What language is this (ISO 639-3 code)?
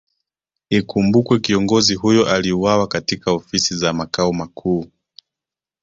swa